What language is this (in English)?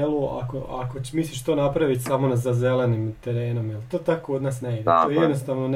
Croatian